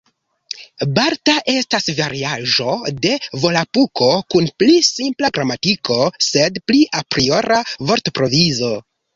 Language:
Esperanto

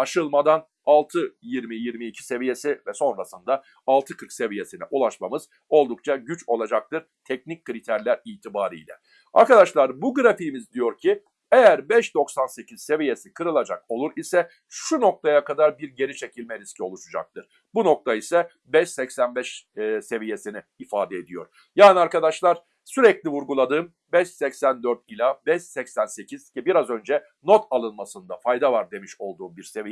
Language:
Turkish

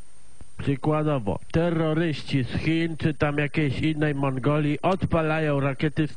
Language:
Polish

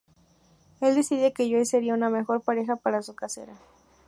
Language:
Spanish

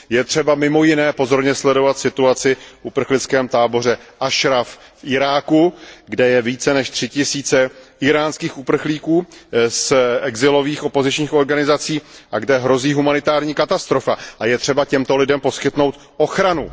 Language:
Czech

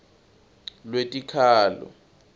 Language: Swati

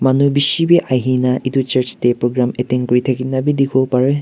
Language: Naga Pidgin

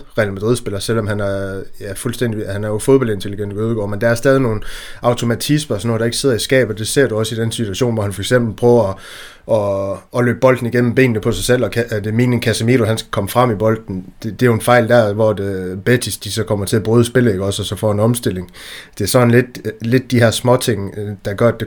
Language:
Danish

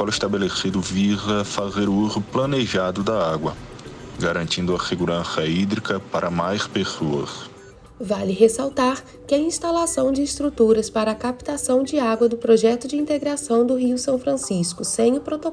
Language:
Portuguese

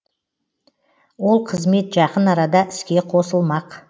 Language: Kazakh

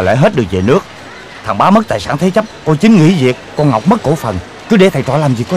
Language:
Vietnamese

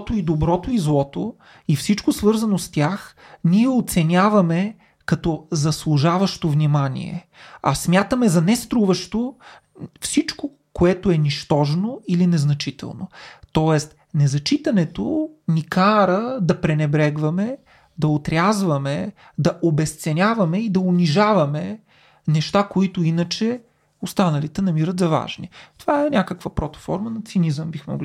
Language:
Bulgarian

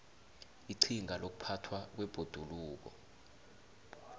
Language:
South Ndebele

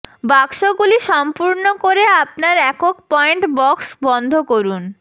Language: Bangla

